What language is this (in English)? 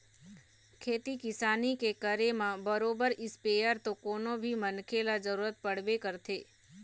Chhattisgarhi